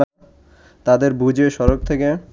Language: Bangla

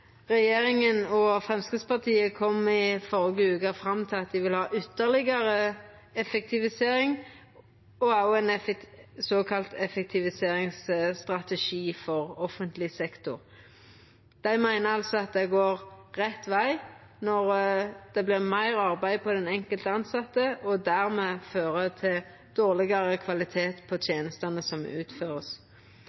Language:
Norwegian Nynorsk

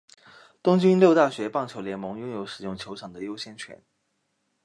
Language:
Chinese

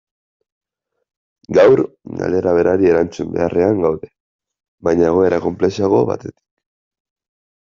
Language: Basque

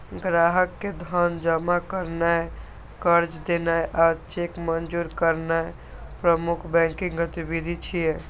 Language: Maithili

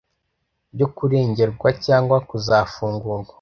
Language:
Kinyarwanda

